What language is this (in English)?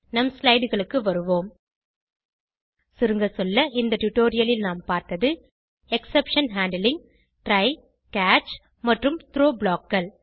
Tamil